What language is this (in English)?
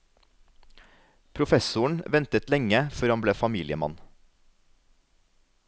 Norwegian